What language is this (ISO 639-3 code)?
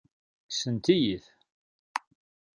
kab